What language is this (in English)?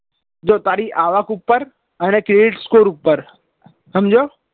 Gujarati